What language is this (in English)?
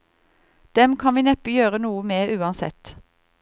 Norwegian